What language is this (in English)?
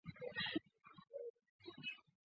Chinese